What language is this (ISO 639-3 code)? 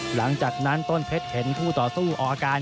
tha